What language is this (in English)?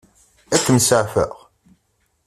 Kabyle